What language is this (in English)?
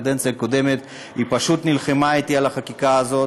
Hebrew